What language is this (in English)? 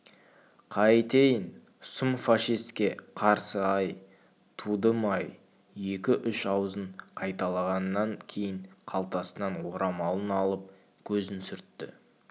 Kazakh